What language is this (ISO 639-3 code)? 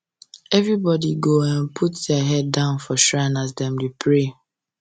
pcm